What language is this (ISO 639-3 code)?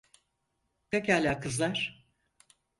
tur